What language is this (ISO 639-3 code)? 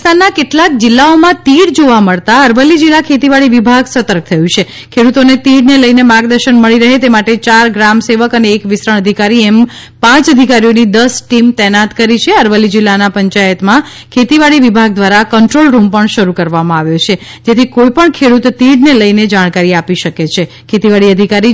guj